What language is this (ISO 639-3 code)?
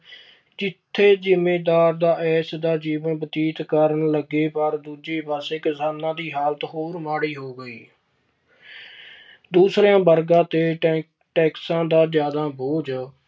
pan